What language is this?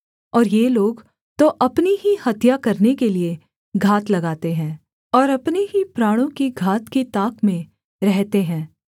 Hindi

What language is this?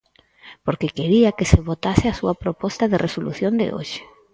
Galician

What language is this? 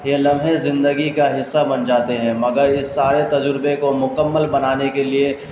Urdu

